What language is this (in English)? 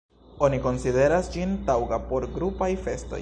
Esperanto